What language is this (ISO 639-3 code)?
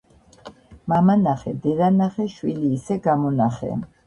kat